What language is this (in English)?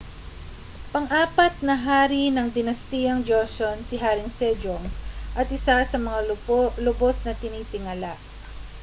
Filipino